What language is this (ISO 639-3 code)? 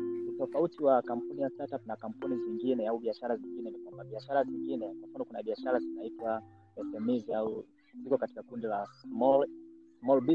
swa